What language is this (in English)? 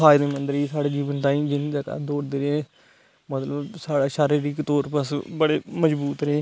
Dogri